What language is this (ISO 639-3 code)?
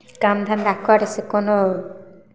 mai